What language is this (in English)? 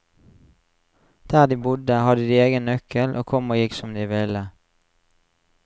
Norwegian